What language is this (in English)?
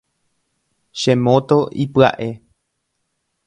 Guarani